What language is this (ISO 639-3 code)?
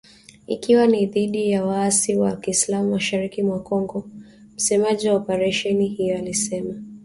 swa